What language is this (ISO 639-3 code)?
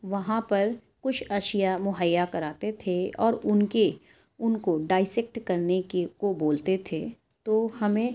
urd